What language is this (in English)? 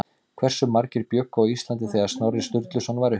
Icelandic